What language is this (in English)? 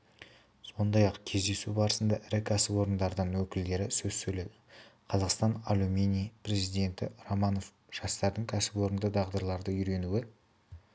Kazakh